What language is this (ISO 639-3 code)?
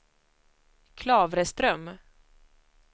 swe